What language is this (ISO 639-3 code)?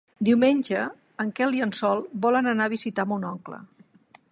cat